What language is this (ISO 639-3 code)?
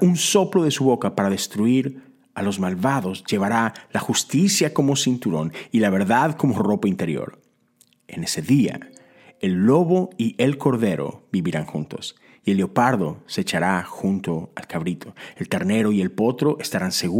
spa